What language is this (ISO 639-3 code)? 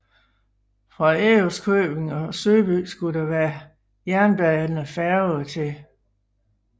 dan